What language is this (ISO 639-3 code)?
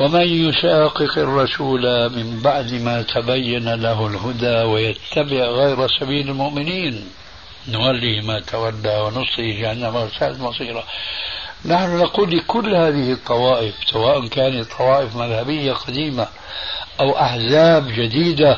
ara